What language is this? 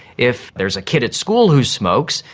English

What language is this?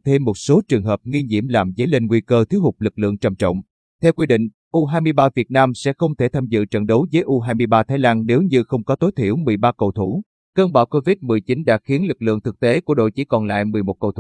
Vietnamese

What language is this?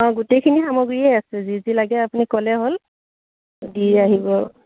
Assamese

